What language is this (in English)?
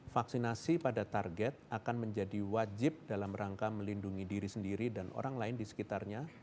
Indonesian